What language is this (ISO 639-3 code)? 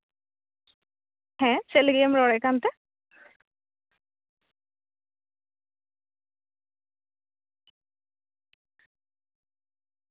sat